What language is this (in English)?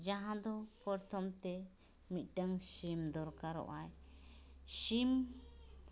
Santali